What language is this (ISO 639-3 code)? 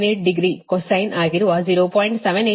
kan